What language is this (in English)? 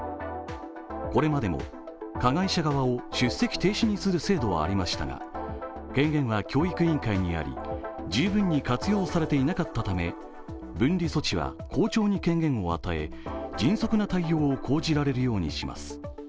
Japanese